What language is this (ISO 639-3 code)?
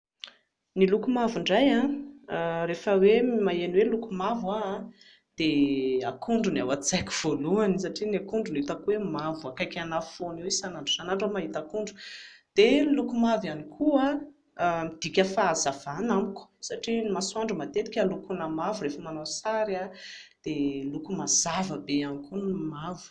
mlg